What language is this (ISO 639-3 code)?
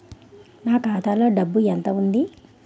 tel